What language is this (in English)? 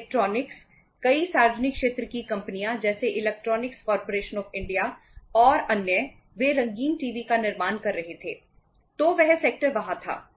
Hindi